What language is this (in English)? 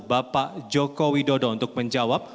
Indonesian